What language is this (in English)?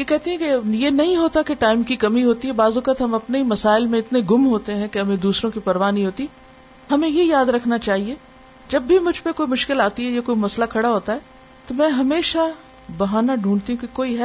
Urdu